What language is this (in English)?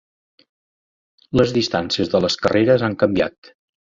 Catalan